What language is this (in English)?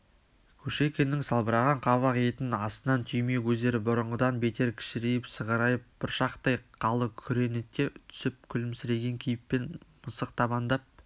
Kazakh